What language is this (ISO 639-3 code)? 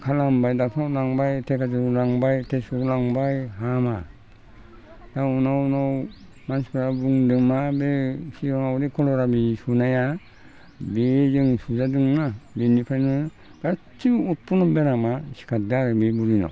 brx